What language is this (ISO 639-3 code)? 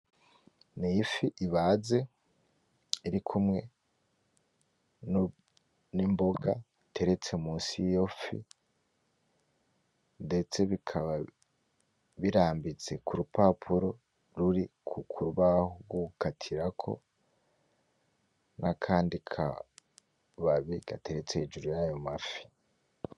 run